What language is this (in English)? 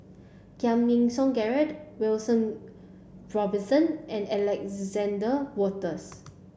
English